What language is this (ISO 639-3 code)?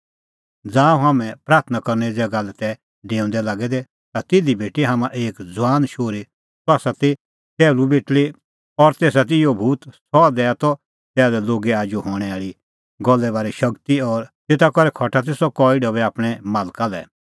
kfx